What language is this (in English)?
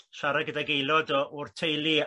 Welsh